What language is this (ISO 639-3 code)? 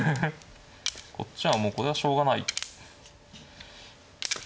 jpn